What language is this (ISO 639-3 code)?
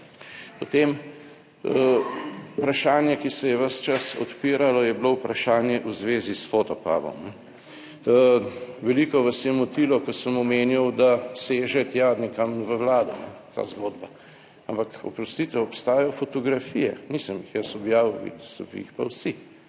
slv